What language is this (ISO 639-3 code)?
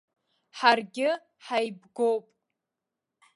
abk